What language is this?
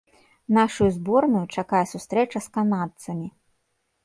Belarusian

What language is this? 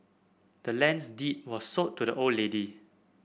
English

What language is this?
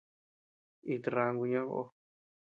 Tepeuxila Cuicatec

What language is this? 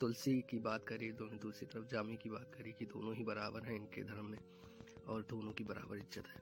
Hindi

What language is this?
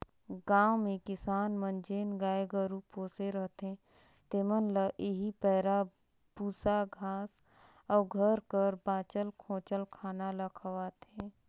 Chhattisgarhi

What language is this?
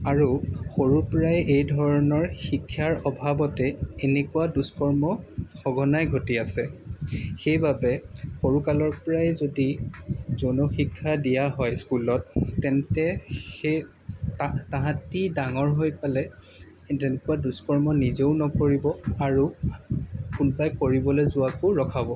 Assamese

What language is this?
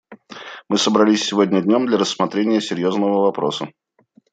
Russian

